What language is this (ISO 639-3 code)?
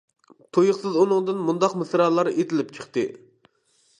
uig